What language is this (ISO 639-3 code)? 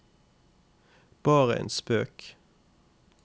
nor